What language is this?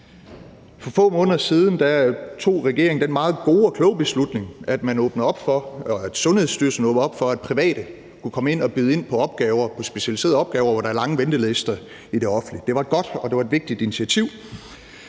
Danish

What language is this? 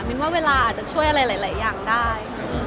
Thai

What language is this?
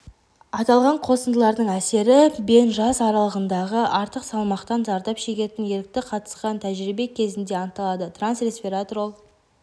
Kazakh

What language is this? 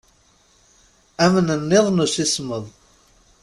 Kabyle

